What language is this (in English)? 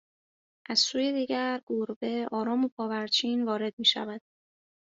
Persian